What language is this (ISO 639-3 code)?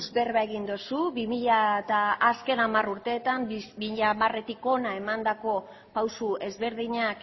eus